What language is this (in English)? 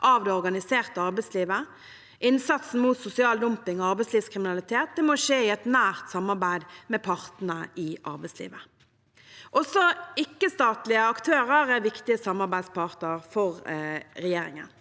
Norwegian